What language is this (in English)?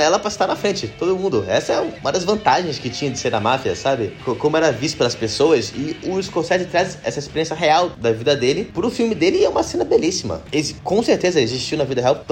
Portuguese